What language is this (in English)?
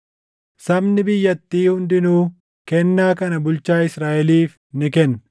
Oromo